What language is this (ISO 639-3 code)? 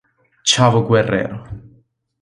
ita